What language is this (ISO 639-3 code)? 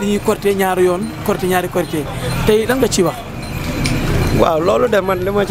fra